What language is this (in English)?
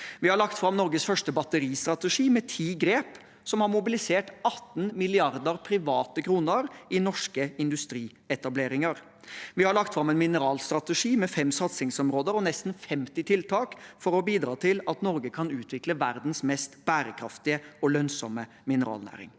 Norwegian